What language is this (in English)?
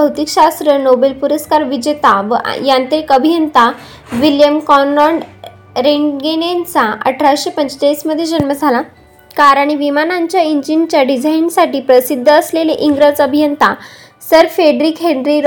Marathi